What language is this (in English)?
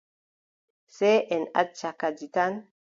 Adamawa Fulfulde